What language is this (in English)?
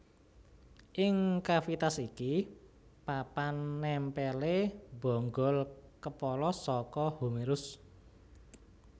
Javanese